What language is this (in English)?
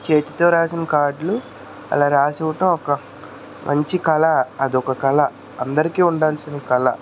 Telugu